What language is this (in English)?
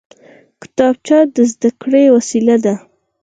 Pashto